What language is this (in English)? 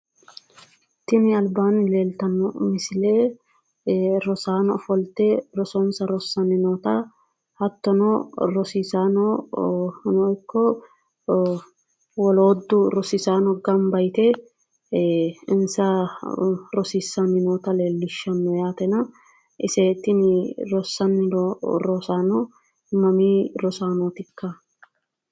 Sidamo